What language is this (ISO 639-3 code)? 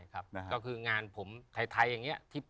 tha